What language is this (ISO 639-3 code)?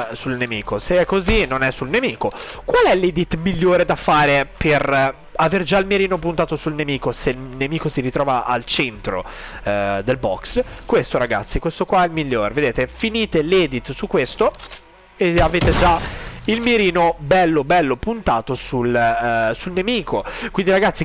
ita